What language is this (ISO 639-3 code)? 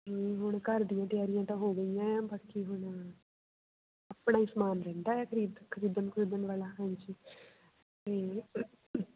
pan